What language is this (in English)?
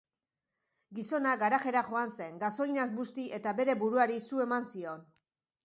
Basque